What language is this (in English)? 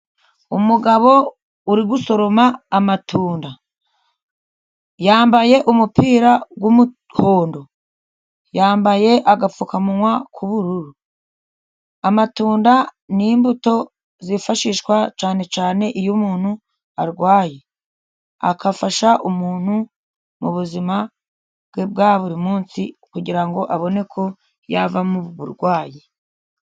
Kinyarwanda